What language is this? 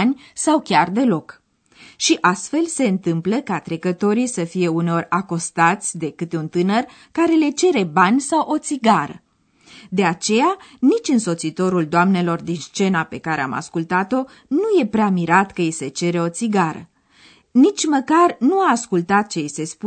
Romanian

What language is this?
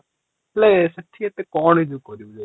Odia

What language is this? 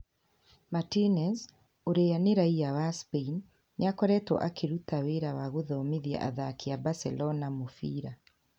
Kikuyu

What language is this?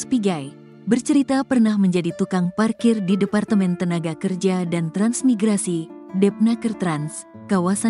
Indonesian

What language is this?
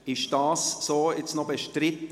Swiss German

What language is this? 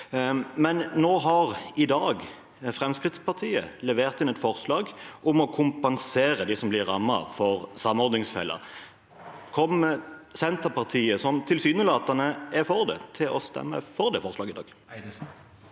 Norwegian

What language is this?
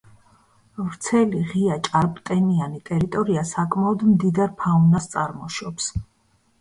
Georgian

